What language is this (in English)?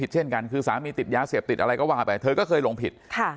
Thai